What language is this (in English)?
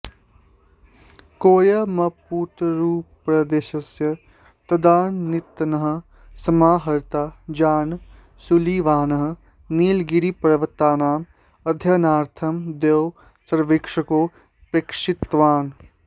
Sanskrit